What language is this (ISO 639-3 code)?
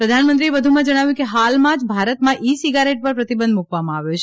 guj